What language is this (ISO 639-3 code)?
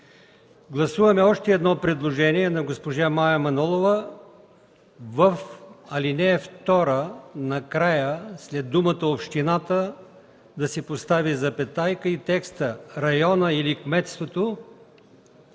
bul